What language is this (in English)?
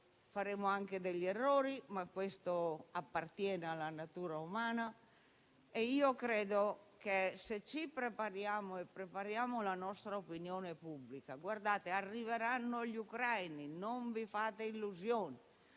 Italian